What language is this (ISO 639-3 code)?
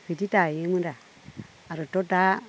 brx